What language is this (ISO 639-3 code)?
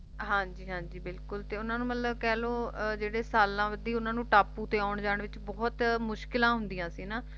pan